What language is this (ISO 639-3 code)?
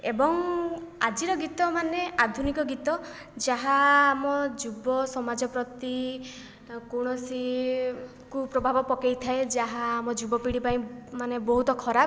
ori